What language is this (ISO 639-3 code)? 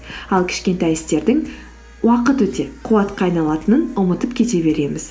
kaz